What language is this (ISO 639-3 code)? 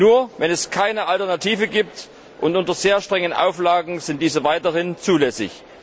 deu